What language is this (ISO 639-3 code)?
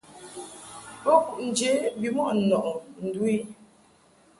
mhk